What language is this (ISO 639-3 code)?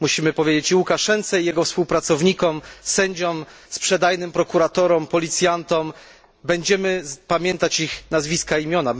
pol